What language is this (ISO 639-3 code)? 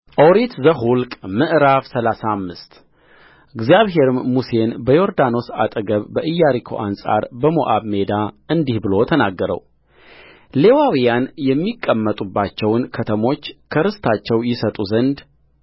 amh